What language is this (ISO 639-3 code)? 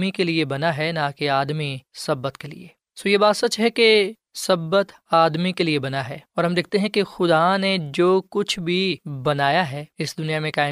urd